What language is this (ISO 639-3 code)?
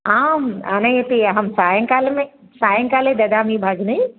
san